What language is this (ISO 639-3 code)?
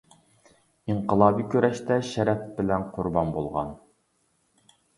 uig